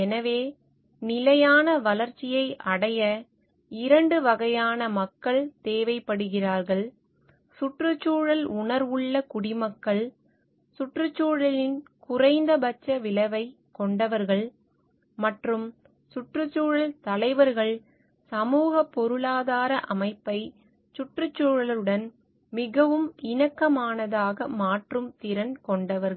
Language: Tamil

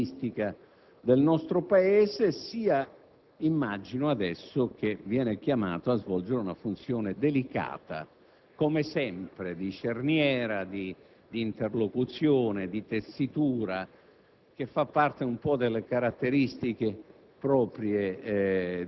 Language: Italian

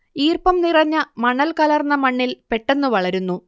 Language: Malayalam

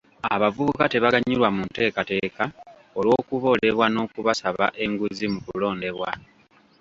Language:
Ganda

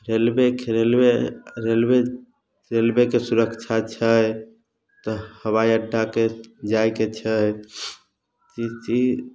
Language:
Maithili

